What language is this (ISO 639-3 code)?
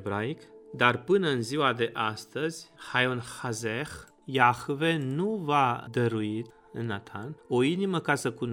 ron